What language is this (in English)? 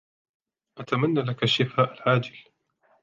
Arabic